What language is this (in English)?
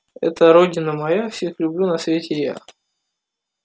Russian